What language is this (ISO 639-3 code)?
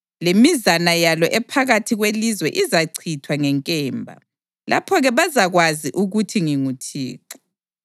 nde